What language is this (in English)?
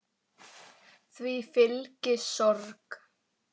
Icelandic